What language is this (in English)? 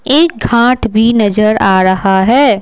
Hindi